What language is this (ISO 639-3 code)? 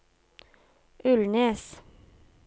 nor